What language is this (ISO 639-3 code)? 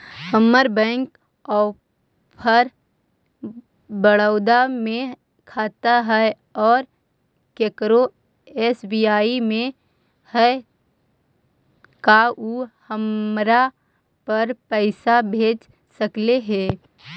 mag